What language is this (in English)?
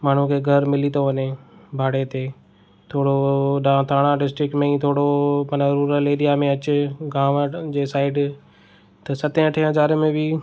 Sindhi